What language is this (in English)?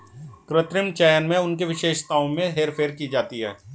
Hindi